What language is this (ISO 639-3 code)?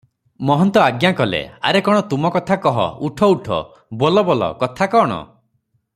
ori